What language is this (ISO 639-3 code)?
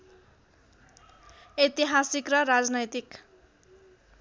nep